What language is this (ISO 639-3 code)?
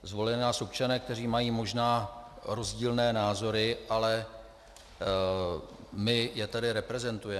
ces